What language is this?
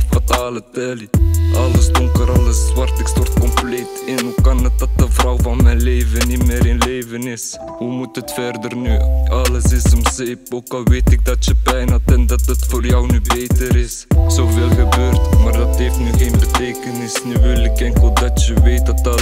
Dutch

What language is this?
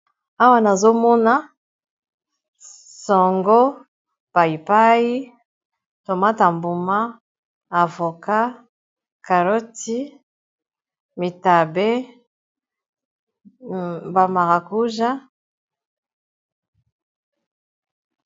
Lingala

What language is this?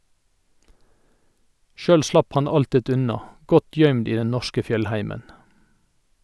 Norwegian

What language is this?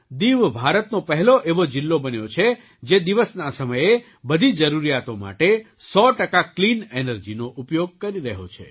Gujarati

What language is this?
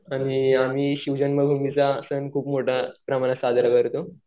Marathi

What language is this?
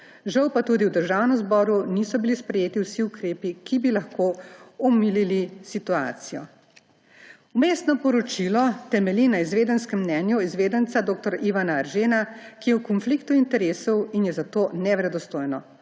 Slovenian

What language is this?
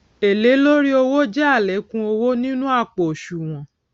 Yoruba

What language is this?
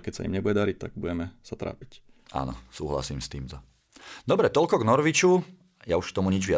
Slovak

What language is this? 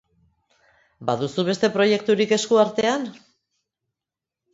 Basque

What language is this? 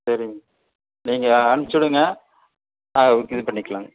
Tamil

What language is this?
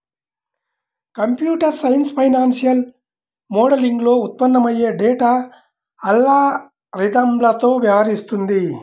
Telugu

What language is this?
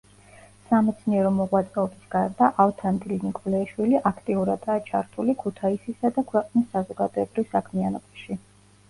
Georgian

